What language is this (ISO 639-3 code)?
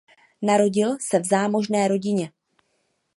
ces